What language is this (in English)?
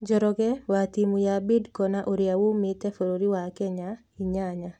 Kikuyu